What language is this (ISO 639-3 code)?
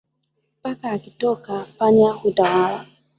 swa